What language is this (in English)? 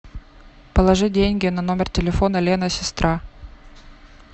Russian